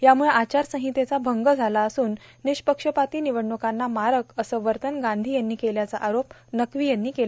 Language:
Marathi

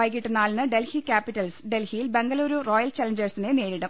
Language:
Malayalam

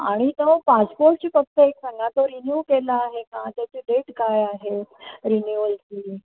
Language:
Marathi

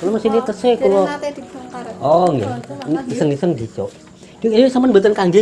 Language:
Indonesian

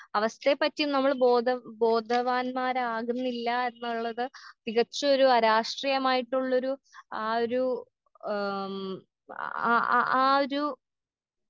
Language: Malayalam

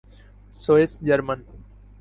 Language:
Urdu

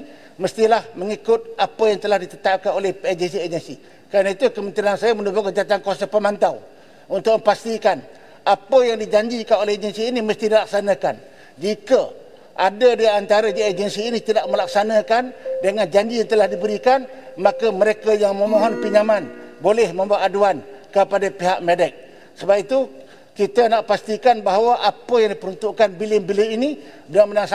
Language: Malay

